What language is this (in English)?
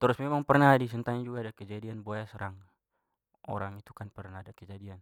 Papuan Malay